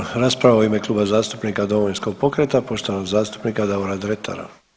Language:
Croatian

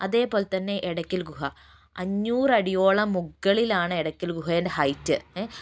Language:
Malayalam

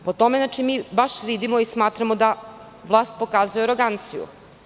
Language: Serbian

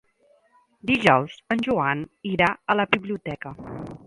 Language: Catalan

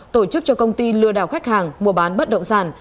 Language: Vietnamese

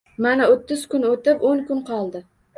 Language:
Uzbek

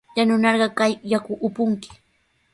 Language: Sihuas Ancash Quechua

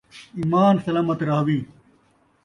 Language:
Saraiki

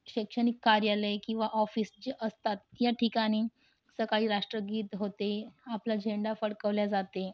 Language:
Marathi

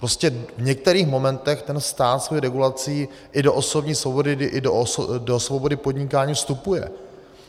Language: Czech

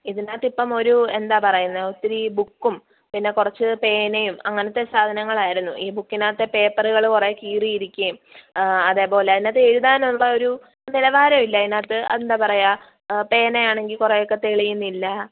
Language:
Malayalam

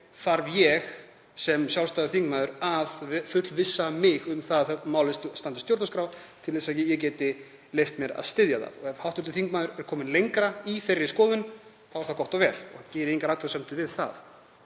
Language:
Icelandic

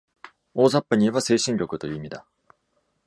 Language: Japanese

